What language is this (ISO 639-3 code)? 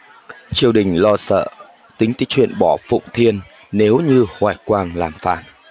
vie